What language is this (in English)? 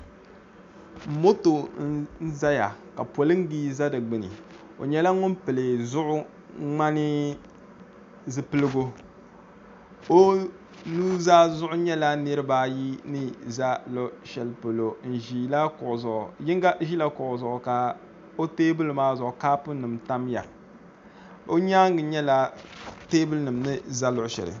Dagbani